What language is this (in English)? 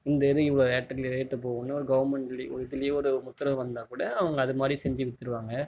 Tamil